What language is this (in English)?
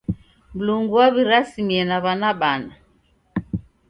Taita